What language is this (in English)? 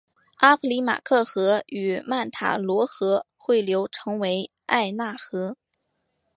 Chinese